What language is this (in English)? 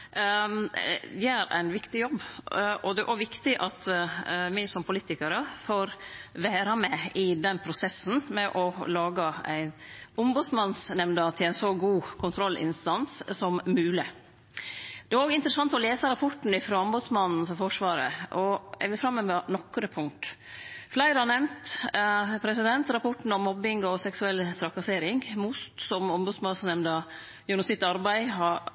Norwegian Nynorsk